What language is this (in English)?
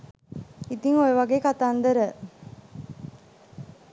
Sinhala